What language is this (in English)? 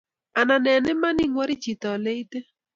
Kalenjin